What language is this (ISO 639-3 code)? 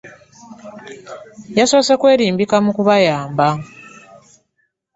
lug